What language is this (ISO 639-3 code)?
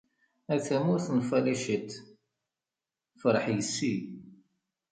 kab